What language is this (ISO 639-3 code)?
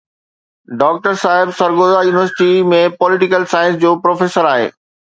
snd